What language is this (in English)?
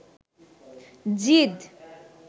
Bangla